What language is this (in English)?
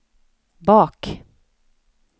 Swedish